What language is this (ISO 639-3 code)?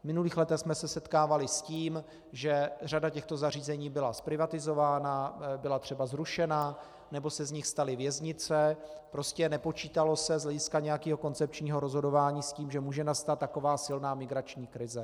ces